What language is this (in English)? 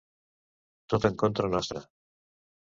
Catalan